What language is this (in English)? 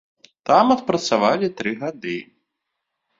Belarusian